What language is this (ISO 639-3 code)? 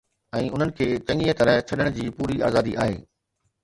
snd